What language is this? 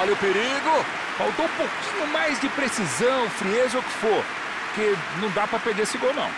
Portuguese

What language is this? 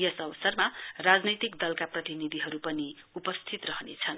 Nepali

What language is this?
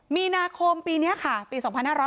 Thai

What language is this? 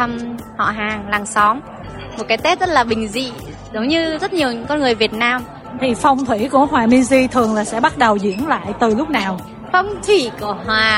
Vietnamese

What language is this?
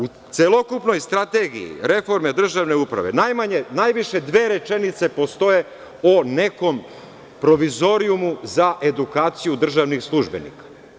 Serbian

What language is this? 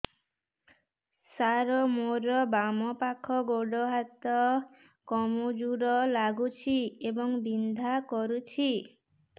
Odia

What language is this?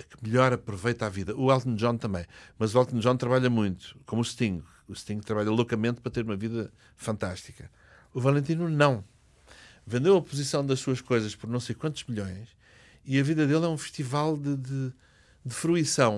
Portuguese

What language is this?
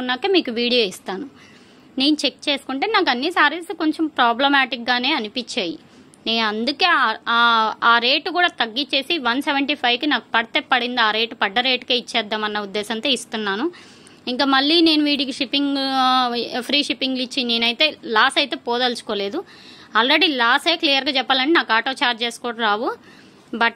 Telugu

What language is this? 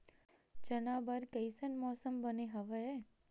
Chhattisgarhi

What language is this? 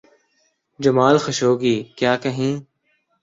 Urdu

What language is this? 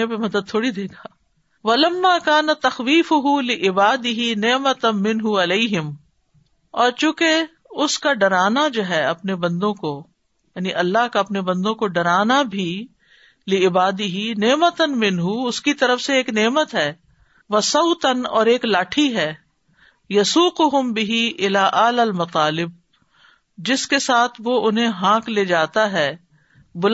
Urdu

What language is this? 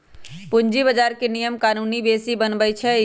Magahi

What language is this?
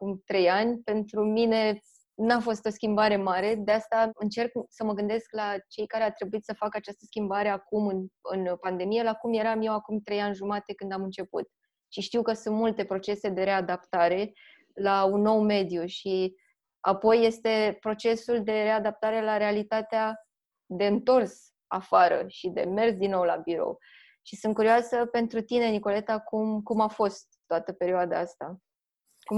Romanian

